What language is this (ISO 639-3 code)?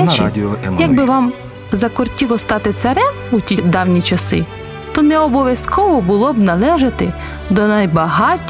ukr